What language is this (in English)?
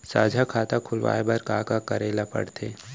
Chhattisgarhi